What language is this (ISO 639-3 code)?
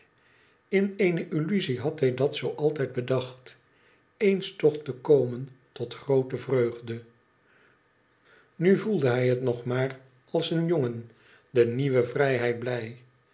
nld